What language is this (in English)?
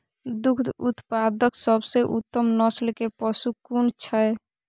Maithili